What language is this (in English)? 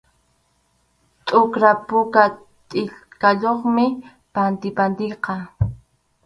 Arequipa-La Unión Quechua